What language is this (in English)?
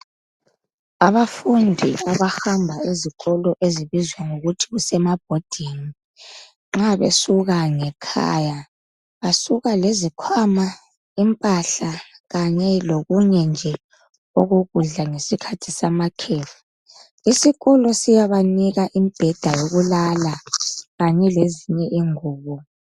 North Ndebele